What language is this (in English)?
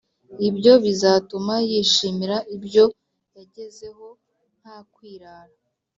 Kinyarwanda